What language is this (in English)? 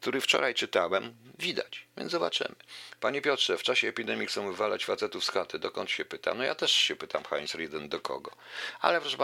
Polish